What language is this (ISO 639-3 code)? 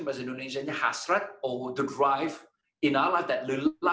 ind